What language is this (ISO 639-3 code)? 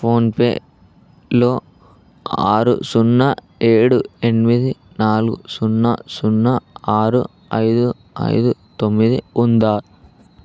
tel